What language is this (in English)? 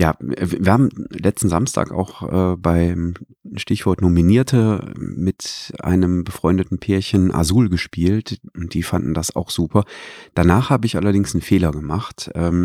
German